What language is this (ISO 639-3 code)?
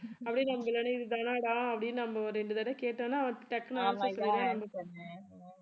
tam